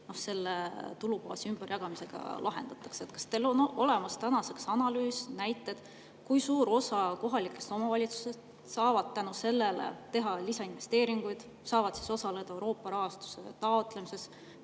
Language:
Estonian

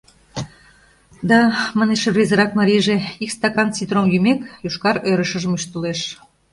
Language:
Mari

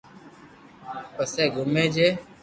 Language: Loarki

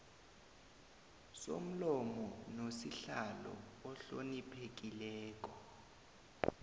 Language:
South Ndebele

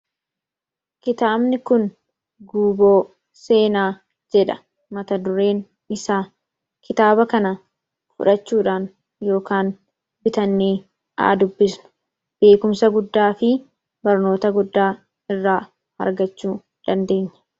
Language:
Oromo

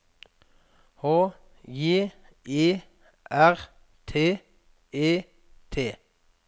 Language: Norwegian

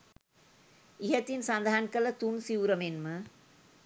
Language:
Sinhala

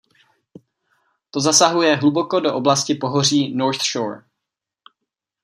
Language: Czech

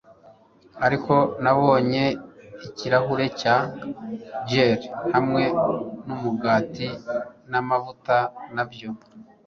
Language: Kinyarwanda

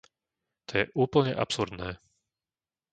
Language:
Slovak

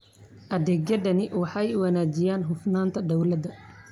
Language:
Somali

